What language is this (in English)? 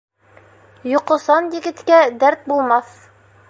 Bashkir